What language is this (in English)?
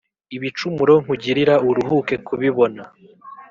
Kinyarwanda